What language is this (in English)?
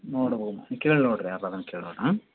Kannada